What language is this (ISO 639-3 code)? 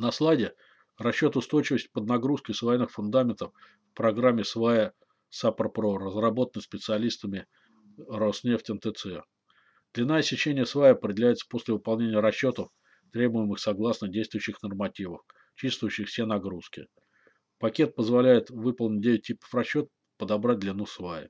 rus